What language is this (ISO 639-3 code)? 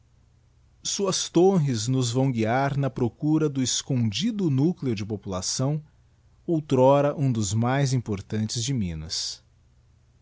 por